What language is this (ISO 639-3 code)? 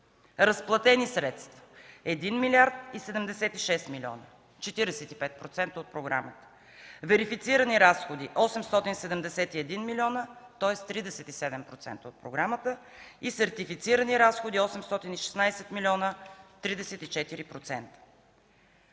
bul